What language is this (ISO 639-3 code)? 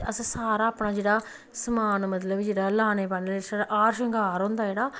doi